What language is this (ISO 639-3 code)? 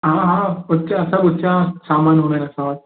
snd